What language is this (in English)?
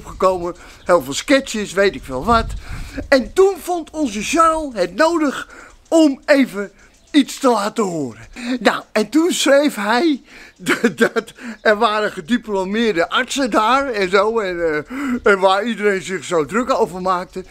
Dutch